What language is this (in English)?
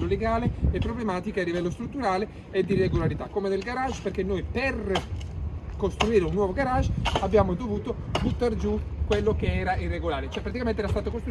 Italian